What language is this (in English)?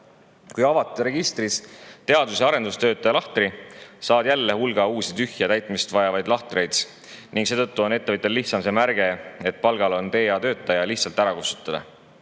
Estonian